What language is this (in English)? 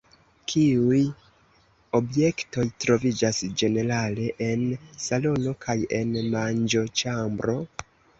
Esperanto